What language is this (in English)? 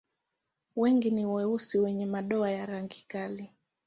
Swahili